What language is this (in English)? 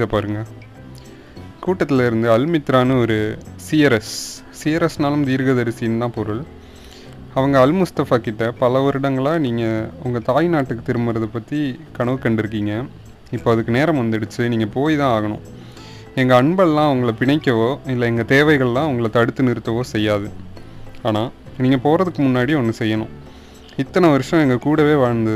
Tamil